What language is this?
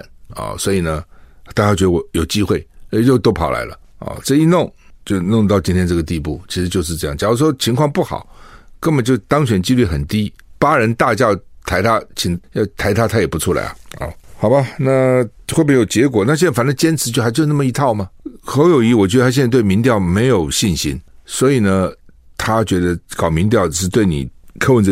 Chinese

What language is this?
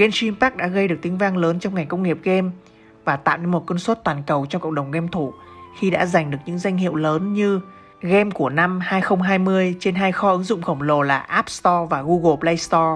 Vietnamese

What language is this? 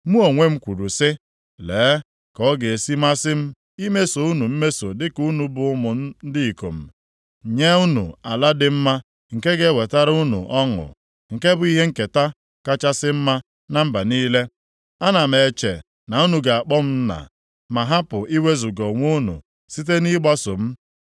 Igbo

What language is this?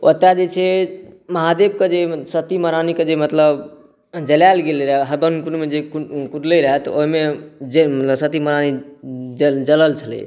Maithili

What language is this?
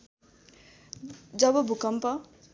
Nepali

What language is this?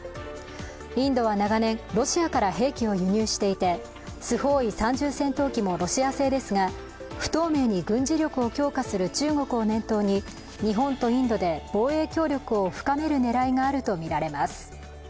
Japanese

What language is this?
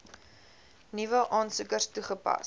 Afrikaans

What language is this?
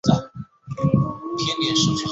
Chinese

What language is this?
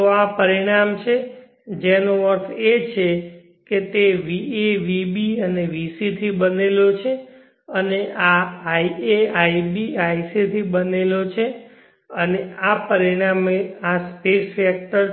Gujarati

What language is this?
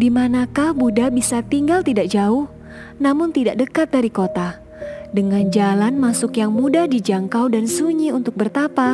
Indonesian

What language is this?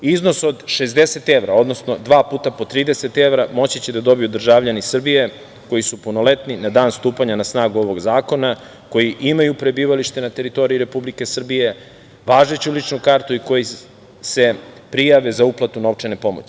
Serbian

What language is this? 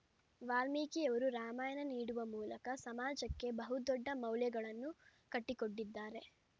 Kannada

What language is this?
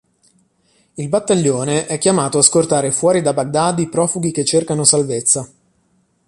Italian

